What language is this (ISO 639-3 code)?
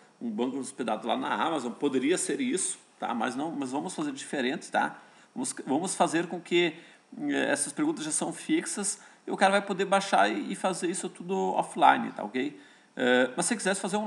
por